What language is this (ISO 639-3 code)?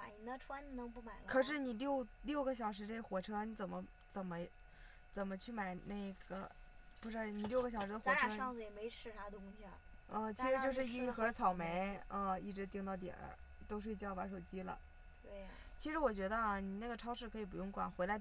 zho